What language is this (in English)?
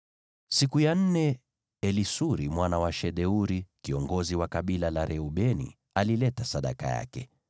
Swahili